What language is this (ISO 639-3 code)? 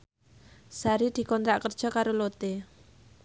jav